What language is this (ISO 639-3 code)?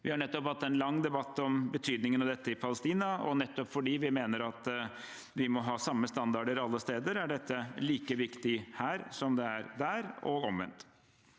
nor